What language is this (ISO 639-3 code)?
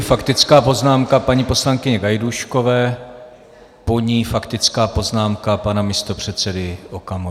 ces